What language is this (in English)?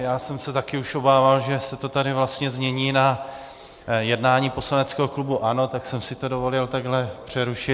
Czech